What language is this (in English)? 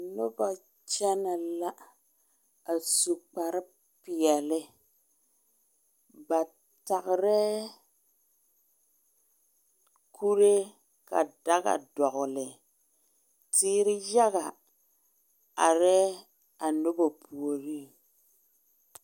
Southern Dagaare